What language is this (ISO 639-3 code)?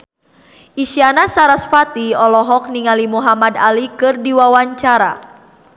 sun